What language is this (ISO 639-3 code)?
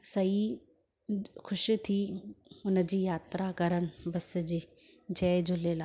snd